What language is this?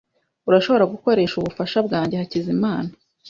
Kinyarwanda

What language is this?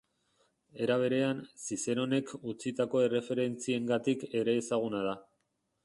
Basque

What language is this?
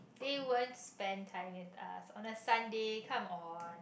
English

